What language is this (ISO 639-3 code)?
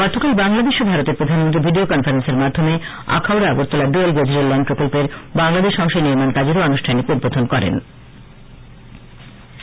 ben